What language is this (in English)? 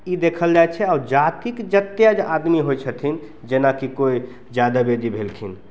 Maithili